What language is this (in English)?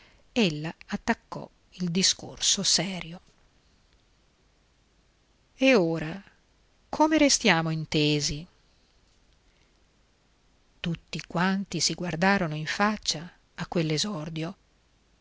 Italian